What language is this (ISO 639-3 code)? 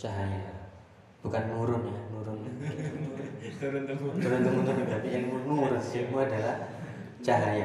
ind